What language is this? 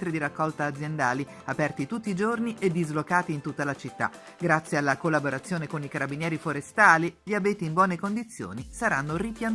Italian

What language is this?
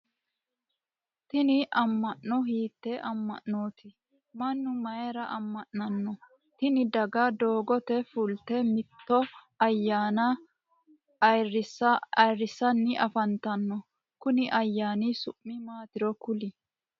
Sidamo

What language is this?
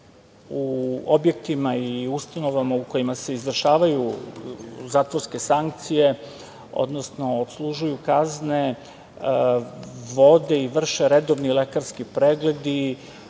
Serbian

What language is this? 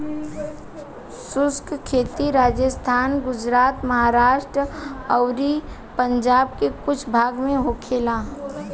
Bhojpuri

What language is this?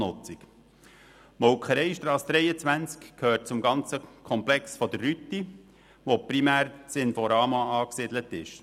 Swiss German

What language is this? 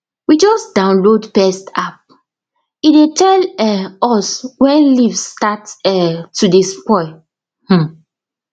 Nigerian Pidgin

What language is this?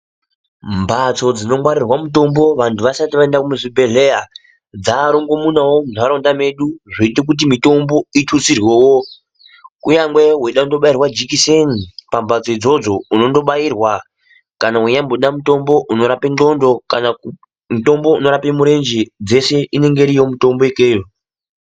Ndau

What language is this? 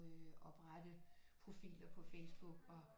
Danish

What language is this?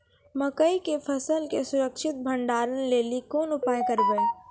Maithili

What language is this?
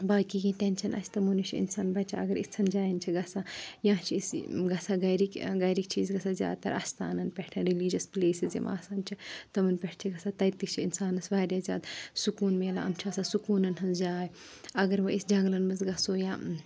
Kashmiri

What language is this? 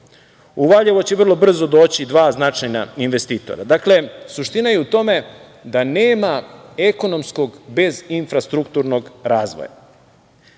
Serbian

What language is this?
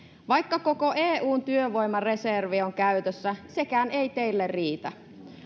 Finnish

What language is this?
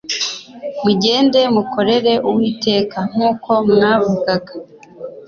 Kinyarwanda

